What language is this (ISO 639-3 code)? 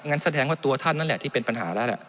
tha